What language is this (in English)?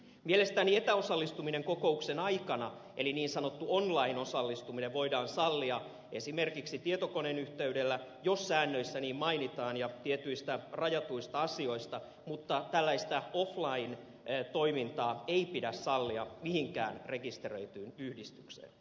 Finnish